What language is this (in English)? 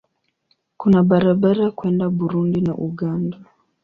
Swahili